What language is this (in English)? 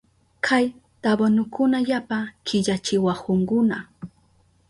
Southern Pastaza Quechua